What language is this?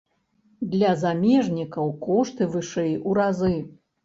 Belarusian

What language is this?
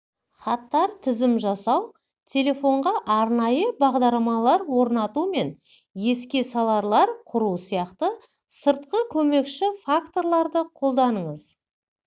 Kazakh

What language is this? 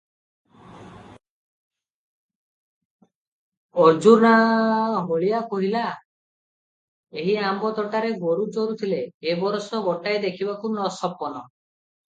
Odia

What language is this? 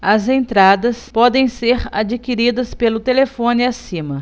Portuguese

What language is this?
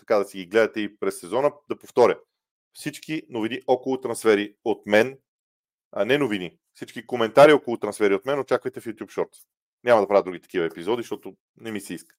Bulgarian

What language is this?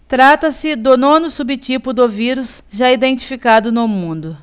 Portuguese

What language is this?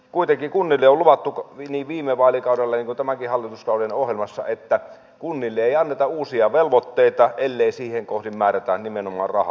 Finnish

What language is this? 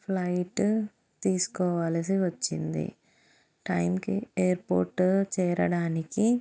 Telugu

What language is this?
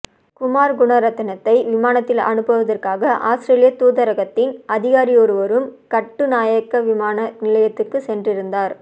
Tamil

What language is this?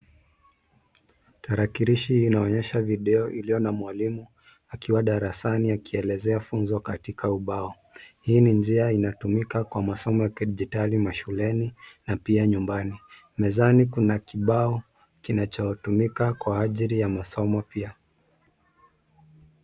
Swahili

